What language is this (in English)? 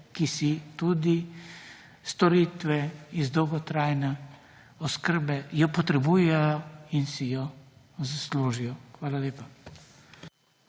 Slovenian